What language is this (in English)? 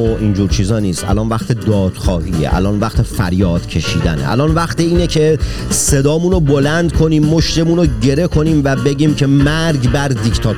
Persian